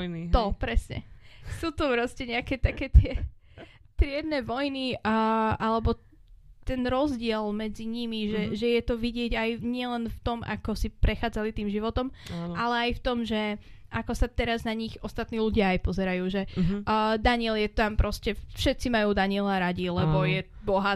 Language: Slovak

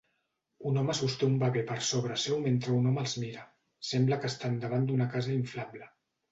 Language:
Catalan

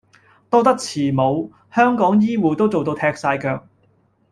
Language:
Cantonese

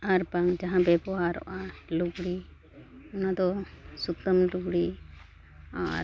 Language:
Santali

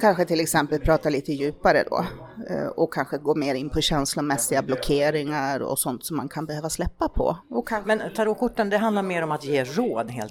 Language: Swedish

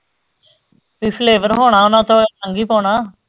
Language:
Punjabi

